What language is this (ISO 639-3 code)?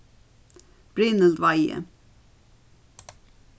fao